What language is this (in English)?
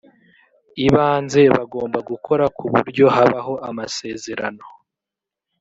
Kinyarwanda